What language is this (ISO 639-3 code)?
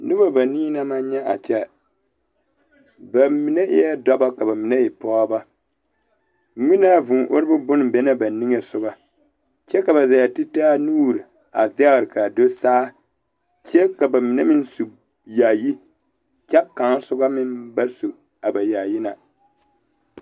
dga